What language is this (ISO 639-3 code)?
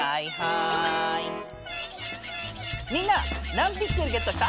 jpn